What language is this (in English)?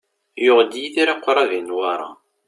Kabyle